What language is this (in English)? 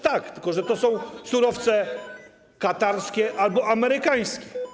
Polish